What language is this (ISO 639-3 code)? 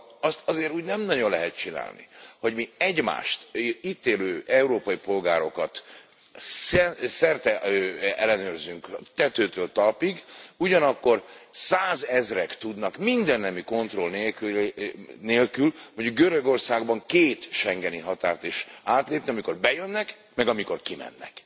hun